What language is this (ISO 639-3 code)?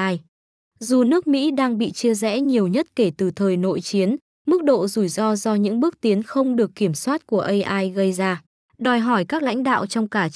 vie